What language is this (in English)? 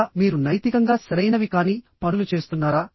Telugu